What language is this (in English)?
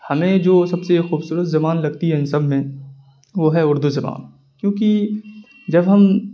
Urdu